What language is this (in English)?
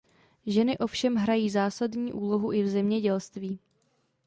Czech